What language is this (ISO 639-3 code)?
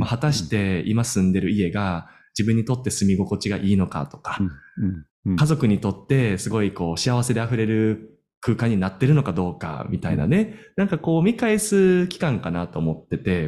jpn